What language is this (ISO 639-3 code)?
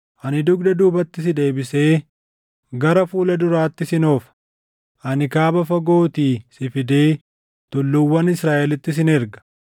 orm